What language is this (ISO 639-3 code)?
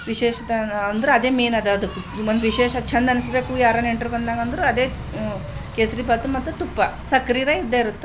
kan